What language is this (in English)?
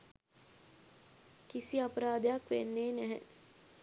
Sinhala